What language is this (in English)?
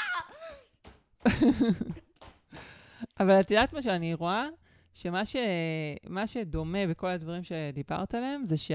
Hebrew